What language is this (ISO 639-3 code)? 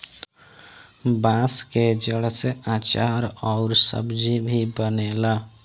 bho